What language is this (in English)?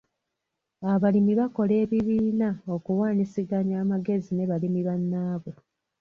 Ganda